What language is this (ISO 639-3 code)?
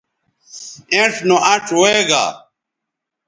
btv